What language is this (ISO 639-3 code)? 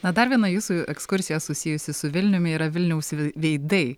lit